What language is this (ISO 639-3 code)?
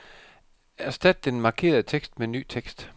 dan